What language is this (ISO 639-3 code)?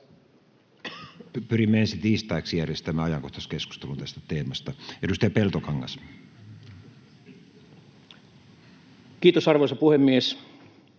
fin